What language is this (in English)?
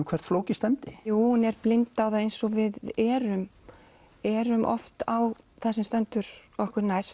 Icelandic